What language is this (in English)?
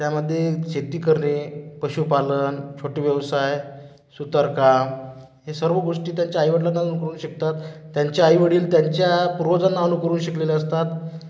Marathi